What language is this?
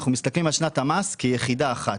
Hebrew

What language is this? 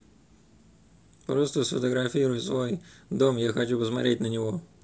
Russian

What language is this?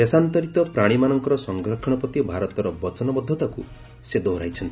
Odia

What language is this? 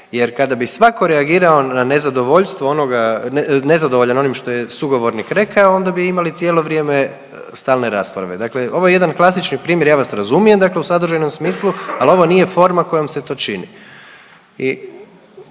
Croatian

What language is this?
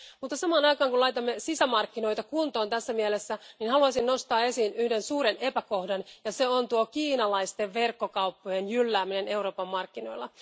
Finnish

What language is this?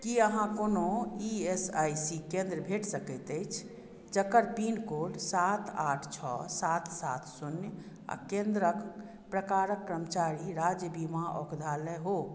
Maithili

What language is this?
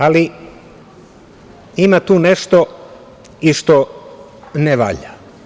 Serbian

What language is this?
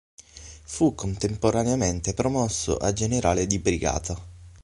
Italian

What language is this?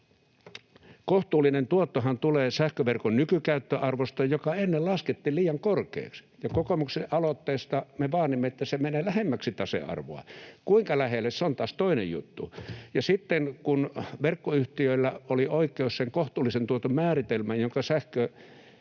Finnish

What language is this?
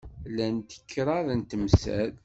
Kabyle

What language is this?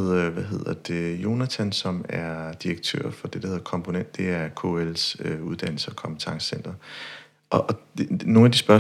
Danish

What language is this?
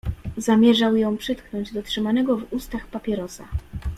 Polish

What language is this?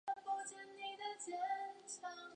Chinese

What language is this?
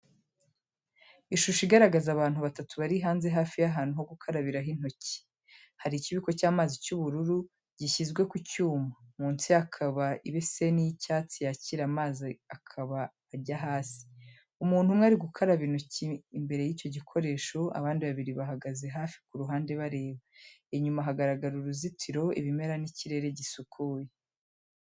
Kinyarwanda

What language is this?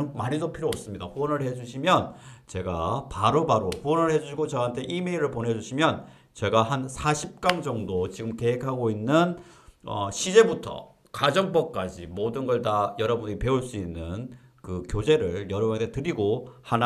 Korean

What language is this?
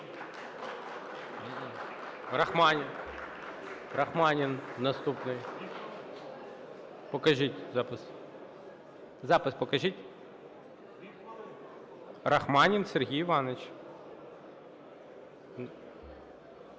Ukrainian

